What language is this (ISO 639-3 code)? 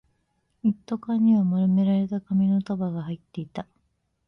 jpn